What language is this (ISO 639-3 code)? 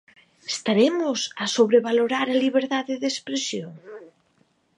glg